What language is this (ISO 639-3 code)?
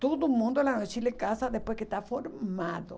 por